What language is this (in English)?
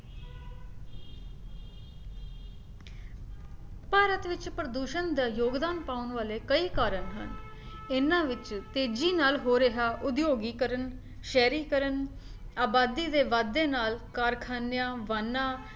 Punjabi